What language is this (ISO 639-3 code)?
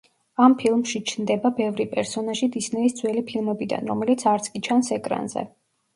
kat